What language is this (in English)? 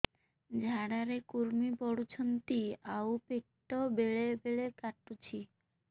Odia